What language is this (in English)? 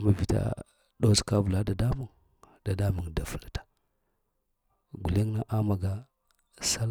Lamang